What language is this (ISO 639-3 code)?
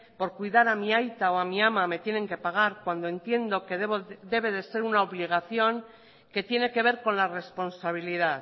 spa